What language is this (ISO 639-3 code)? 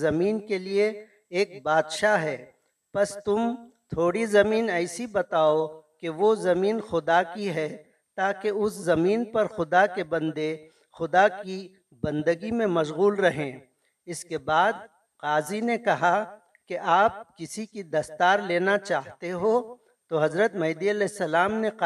urd